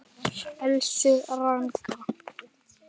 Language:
Icelandic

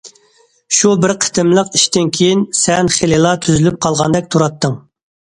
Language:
Uyghur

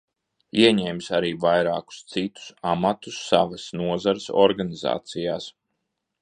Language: Latvian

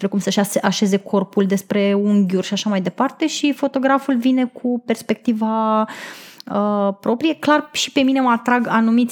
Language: Romanian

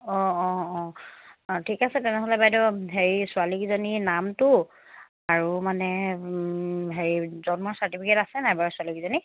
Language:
Assamese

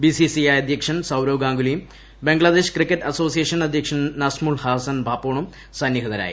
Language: Malayalam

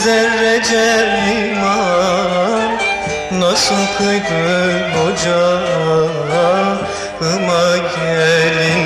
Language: Turkish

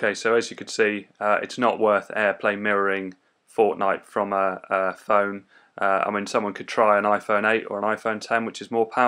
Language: English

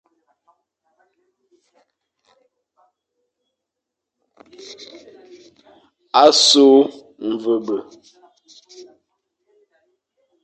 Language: Fang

